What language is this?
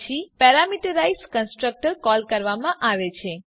Gujarati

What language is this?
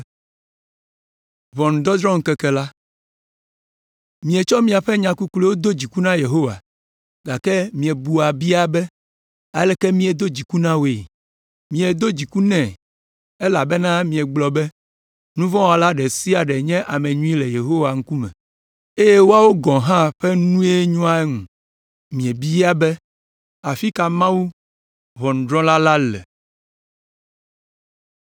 Ewe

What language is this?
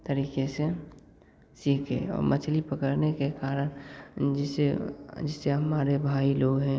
Hindi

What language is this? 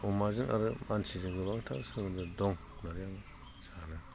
Bodo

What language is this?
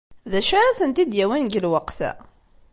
Kabyle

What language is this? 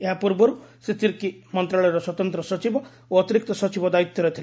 Odia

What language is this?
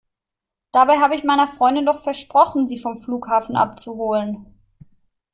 German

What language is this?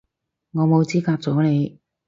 Cantonese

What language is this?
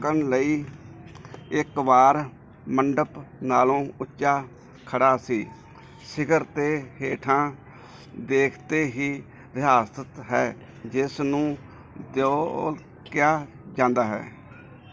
Punjabi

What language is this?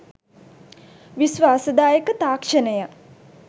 Sinhala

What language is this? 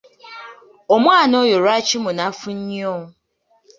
Ganda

